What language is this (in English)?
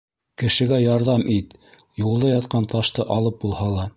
Bashkir